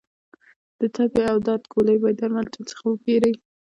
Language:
Pashto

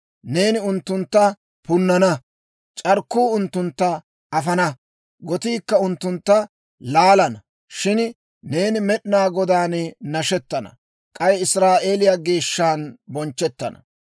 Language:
Dawro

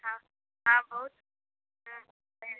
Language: Maithili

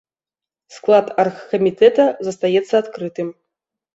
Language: Belarusian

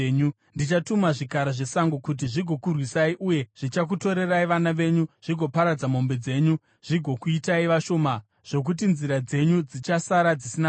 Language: Shona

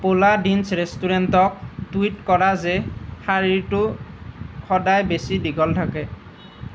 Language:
Assamese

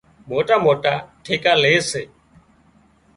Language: Wadiyara Koli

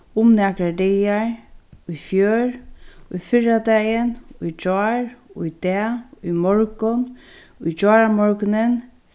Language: Faroese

